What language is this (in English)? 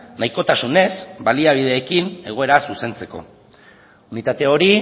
Basque